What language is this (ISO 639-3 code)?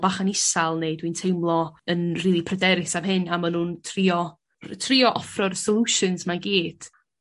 cym